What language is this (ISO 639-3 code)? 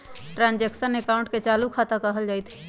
mag